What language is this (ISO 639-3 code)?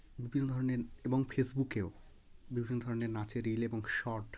ben